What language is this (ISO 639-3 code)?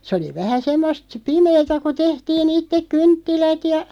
fin